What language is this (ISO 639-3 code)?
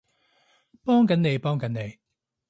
yue